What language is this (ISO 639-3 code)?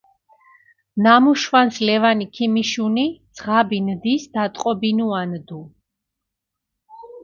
xmf